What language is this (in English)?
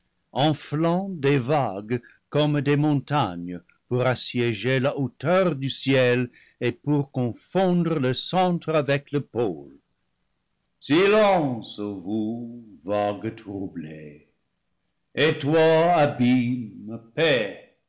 French